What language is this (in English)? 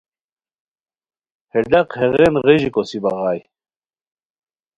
Khowar